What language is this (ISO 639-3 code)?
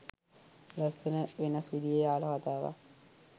sin